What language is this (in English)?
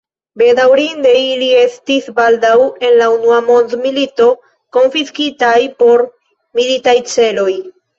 Esperanto